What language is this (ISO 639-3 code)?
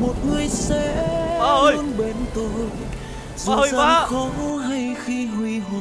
vie